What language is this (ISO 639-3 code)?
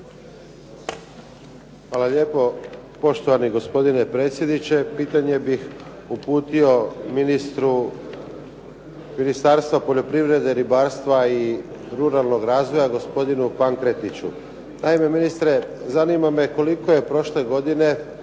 hrv